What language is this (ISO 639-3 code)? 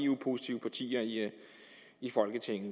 dan